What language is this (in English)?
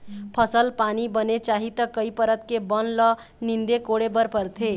Chhattisgarhi